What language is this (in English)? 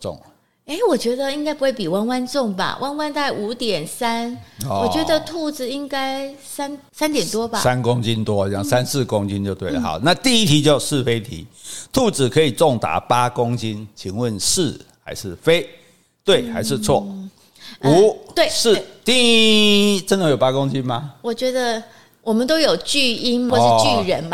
Chinese